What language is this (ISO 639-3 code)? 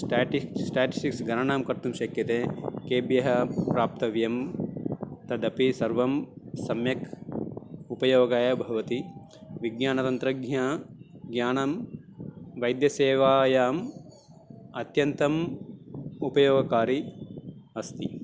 san